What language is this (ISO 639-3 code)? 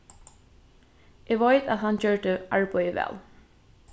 fao